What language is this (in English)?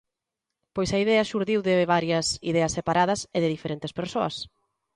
Galician